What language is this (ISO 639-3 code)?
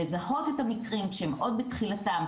heb